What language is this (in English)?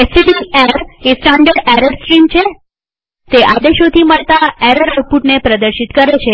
Gujarati